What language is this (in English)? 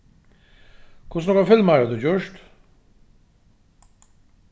Faroese